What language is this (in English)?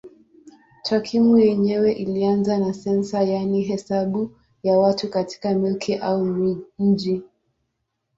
Swahili